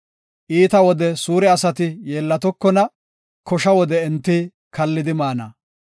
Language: Gofa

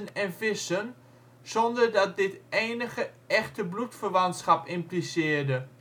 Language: Dutch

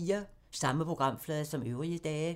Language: Danish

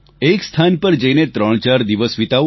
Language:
Gujarati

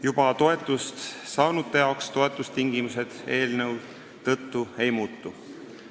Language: Estonian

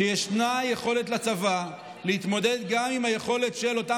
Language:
Hebrew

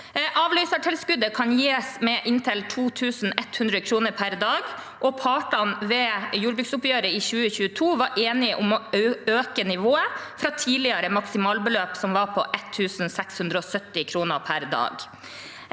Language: Norwegian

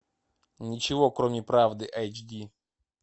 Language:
Russian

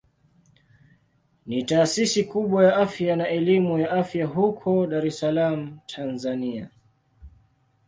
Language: Swahili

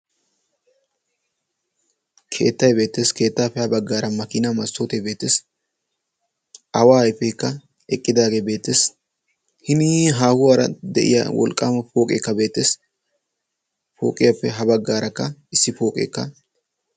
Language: Wolaytta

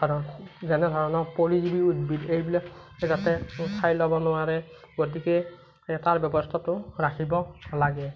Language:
Assamese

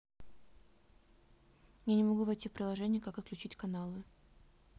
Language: Russian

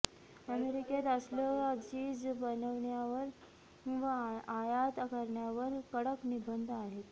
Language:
Marathi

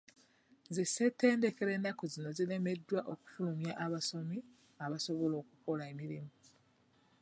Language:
Ganda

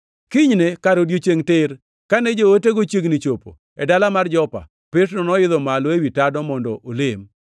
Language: Luo (Kenya and Tanzania)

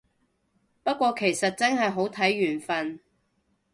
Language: Cantonese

